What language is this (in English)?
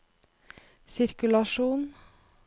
Norwegian